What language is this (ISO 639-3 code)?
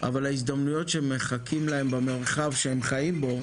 heb